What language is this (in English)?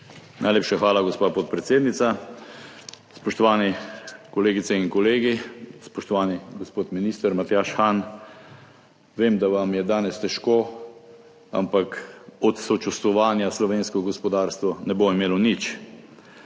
Slovenian